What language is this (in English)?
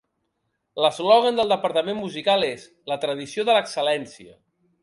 Catalan